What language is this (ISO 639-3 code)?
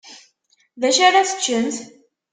kab